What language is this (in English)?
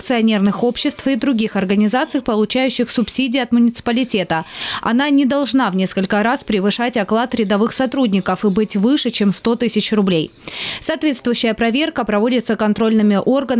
Russian